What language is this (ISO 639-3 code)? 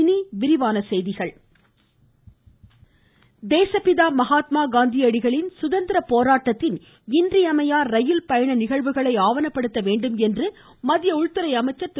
tam